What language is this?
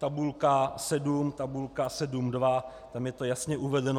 Czech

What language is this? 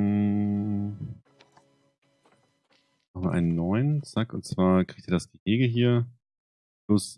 German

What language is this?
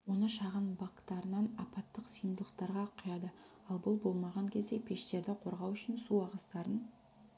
Kazakh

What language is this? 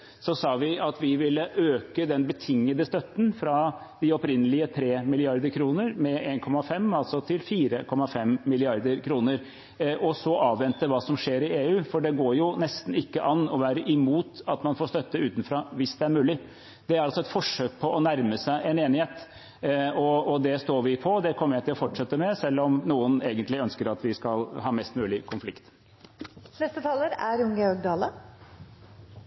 Norwegian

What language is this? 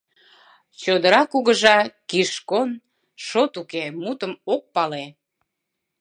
Mari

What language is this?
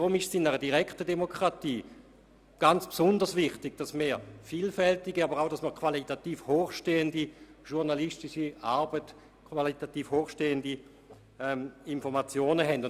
Swiss German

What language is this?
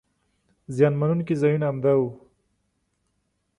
Pashto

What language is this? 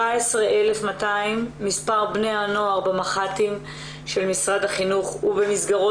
Hebrew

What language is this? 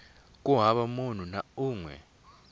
Tsonga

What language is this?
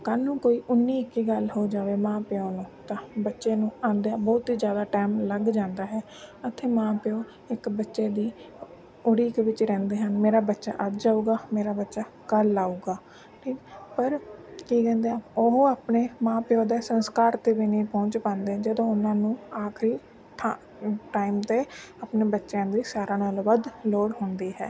Punjabi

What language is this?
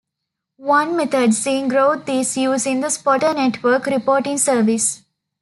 English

